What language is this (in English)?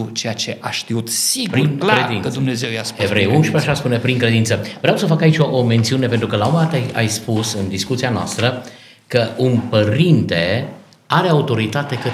Romanian